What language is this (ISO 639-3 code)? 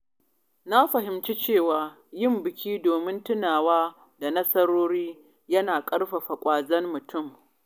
hau